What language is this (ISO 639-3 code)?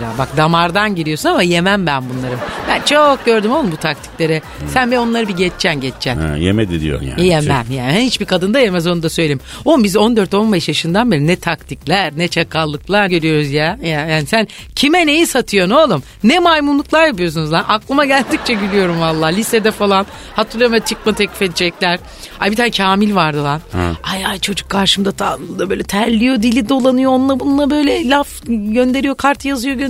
tur